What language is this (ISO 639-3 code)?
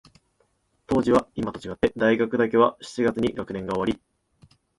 jpn